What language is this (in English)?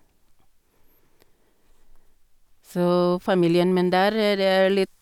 Norwegian